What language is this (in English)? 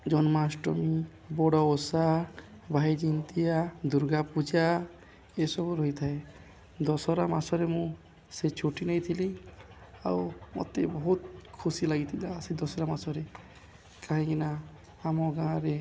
Odia